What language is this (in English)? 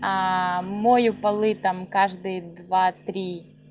Russian